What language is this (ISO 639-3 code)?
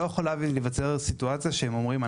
heb